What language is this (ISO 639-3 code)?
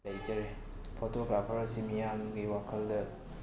mni